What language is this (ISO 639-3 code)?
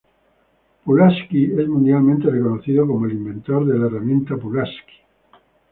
spa